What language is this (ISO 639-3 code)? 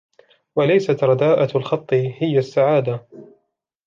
ara